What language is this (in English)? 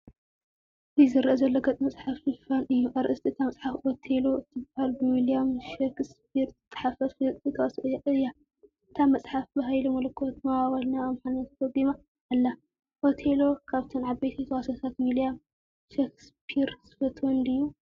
Tigrinya